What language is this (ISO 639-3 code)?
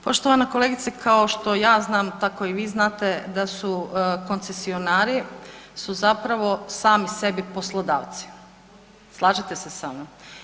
hrv